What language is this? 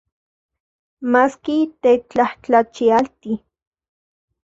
Central Puebla Nahuatl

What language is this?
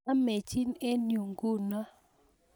Kalenjin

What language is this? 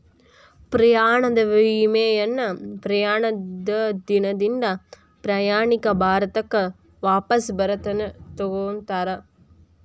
Kannada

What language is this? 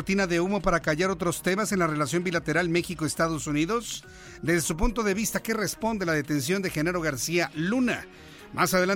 Spanish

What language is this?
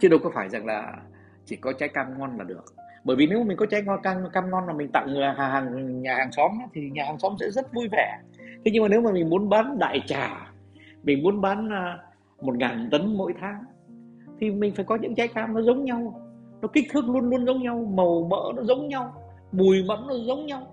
Vietnamese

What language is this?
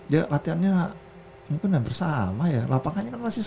Indonesian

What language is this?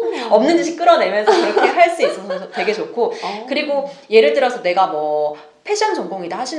Korean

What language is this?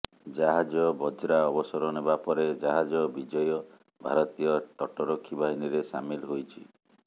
Odia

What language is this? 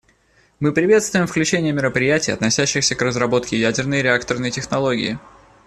Russian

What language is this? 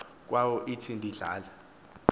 Xhosa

